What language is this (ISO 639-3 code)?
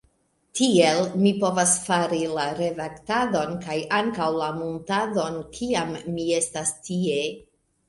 epo